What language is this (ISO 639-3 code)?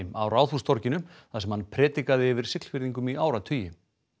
isl